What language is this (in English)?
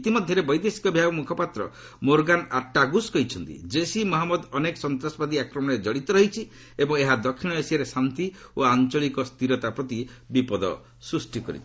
Odia